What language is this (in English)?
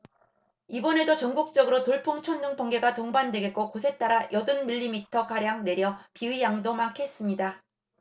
Korean